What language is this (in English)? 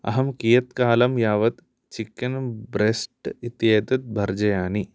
Sanskrit